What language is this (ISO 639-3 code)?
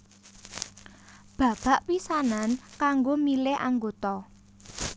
jav